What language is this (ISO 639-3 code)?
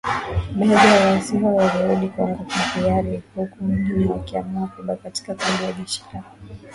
swa